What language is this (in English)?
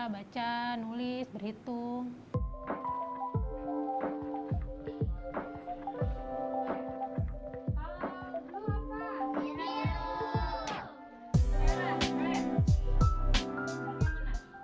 Indonesian